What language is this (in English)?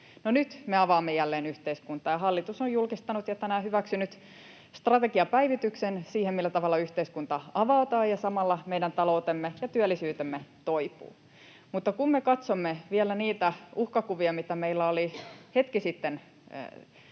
Finnish